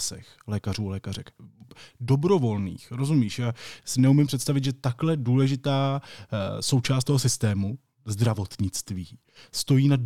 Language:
Czech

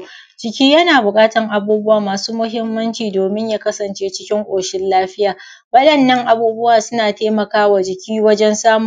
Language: Hausa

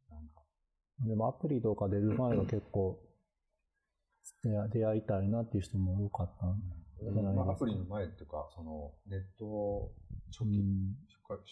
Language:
Japanese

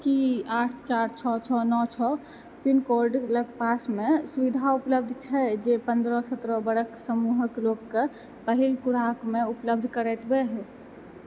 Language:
Maithili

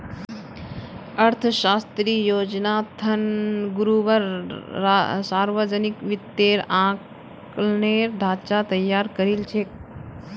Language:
Magahi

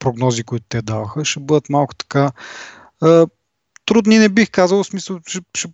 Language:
Bulgarian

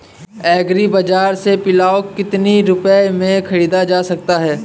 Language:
Hindi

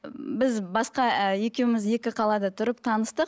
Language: Kazakh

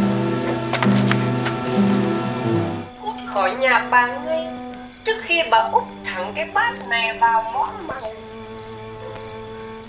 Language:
Vietnamese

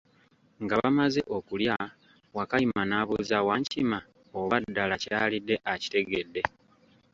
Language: Ganda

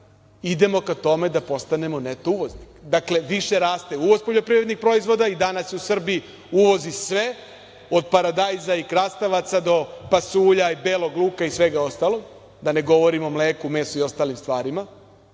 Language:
Serbian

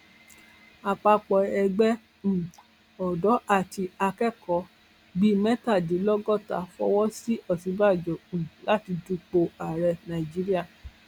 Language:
Yoruba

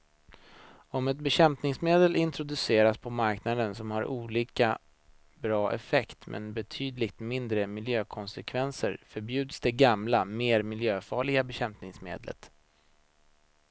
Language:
Swedish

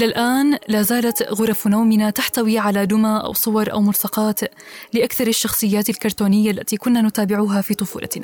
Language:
Arabic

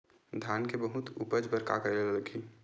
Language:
Chhattisgarhi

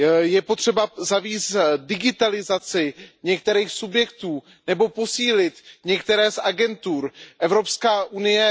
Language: Czech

